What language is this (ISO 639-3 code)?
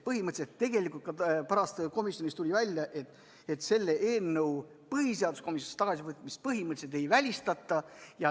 est